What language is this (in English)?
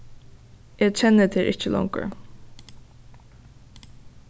Faroese